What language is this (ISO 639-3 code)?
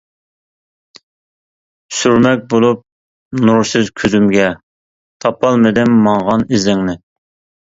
uig